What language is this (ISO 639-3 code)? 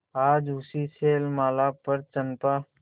hin